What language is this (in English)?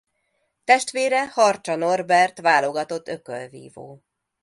Hungarian